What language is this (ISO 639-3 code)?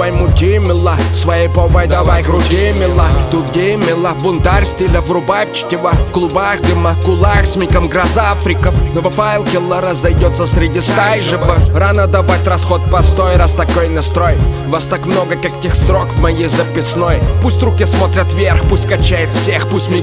rus